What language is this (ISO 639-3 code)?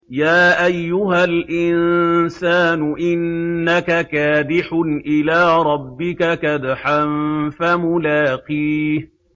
ara